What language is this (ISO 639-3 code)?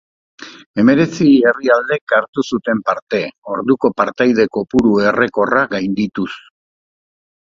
eus